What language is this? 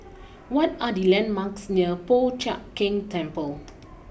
English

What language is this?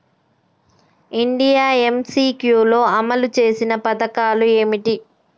Telugu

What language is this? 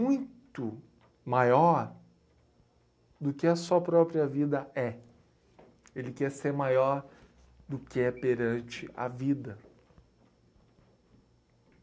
Portuguese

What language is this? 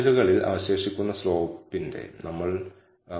Malayalam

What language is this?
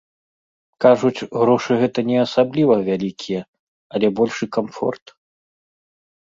Belarusian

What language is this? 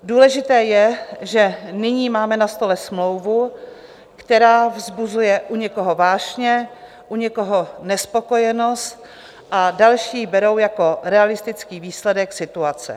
Czech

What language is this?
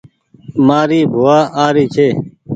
Goaria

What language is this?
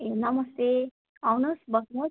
Nepali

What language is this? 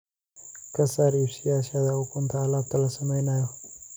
Somali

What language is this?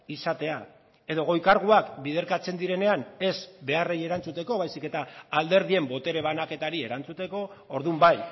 Basque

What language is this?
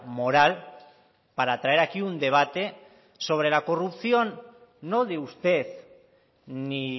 Spanish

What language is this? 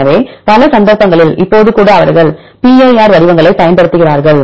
Tamil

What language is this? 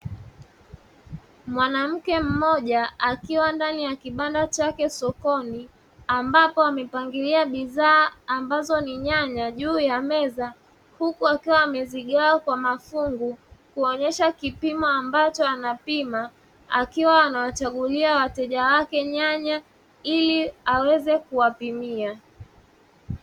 Swahili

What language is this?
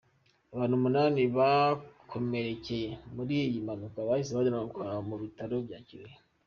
Kinyarwanda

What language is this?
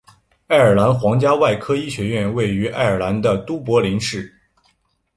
Chinese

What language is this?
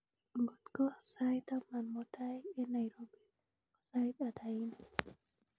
Kalenjin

